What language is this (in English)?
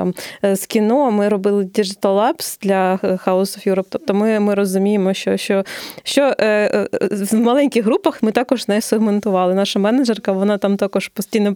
Ukrainian